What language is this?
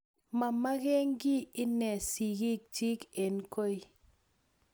Kalenjin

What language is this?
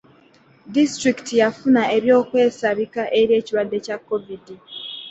Ganda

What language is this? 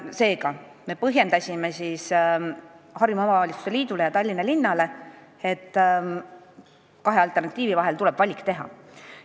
Estonian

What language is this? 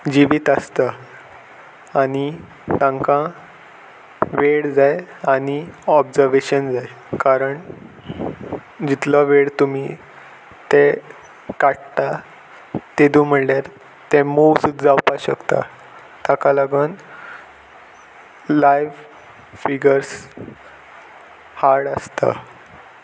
Konkani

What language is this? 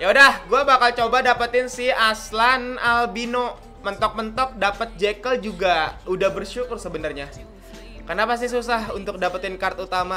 Indonesian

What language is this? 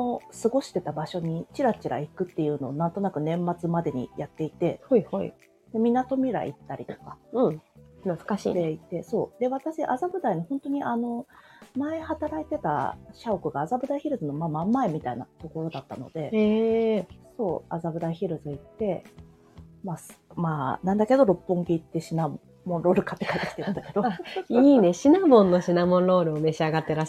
Japanese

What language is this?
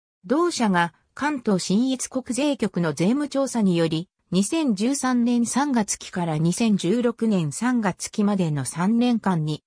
Japanese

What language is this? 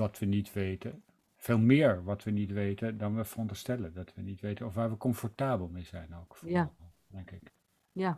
Dutch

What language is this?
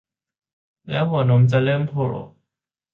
Thai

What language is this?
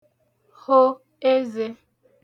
Igbo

